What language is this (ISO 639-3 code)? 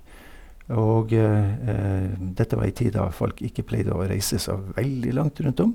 nor